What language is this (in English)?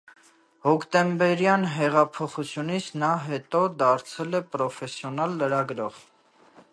Armenian